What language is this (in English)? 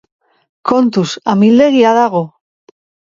Basque